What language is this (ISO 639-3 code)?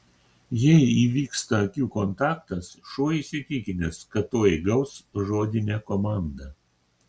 lit